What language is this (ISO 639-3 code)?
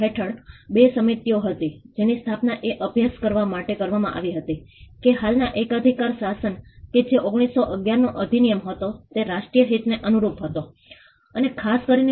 guj